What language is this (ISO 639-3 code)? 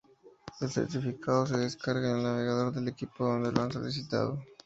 spa